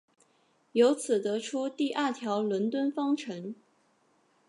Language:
Chinese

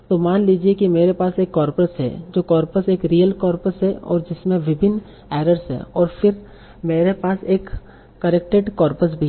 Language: Hindi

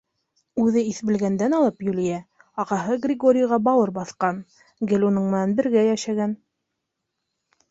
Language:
Bashkir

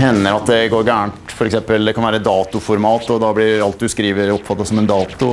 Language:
Norwegian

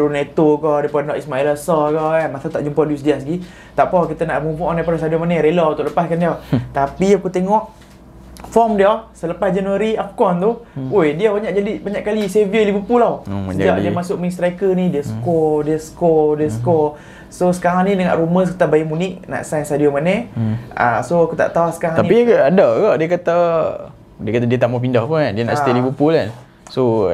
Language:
Malay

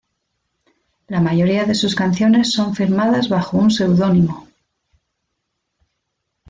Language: Spanish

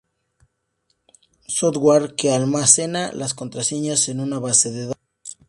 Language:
Spanish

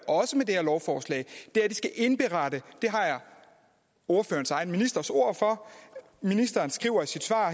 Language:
Danish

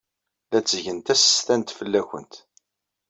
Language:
Kabyle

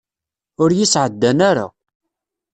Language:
Kabyle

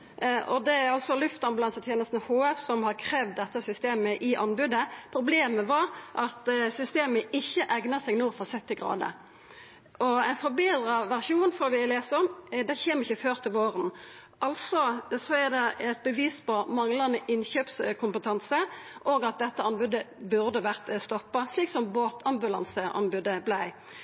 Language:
Norwegian Nynorsk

